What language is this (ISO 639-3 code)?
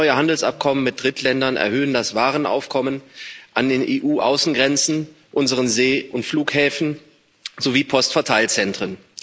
deu